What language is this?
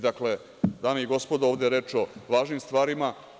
Serbian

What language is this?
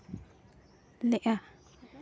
Santali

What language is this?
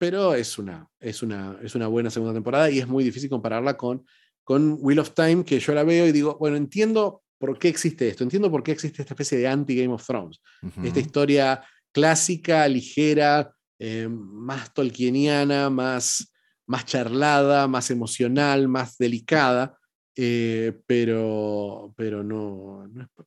Spanish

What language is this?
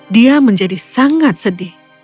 Indonesian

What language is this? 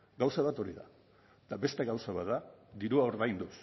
Basque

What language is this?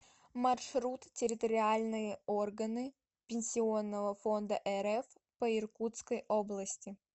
Russian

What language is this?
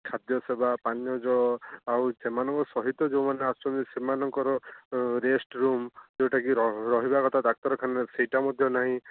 Odia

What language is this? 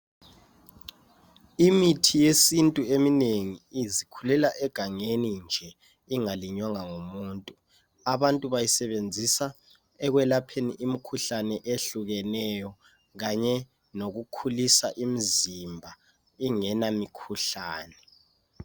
North Ndebele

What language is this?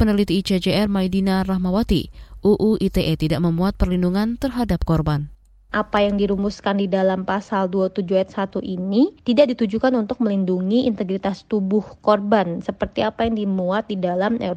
Indonesian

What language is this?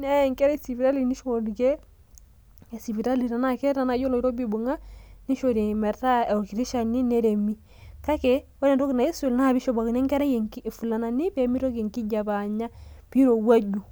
Masai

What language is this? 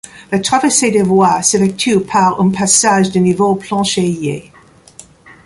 French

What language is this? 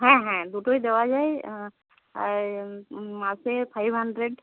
Bangla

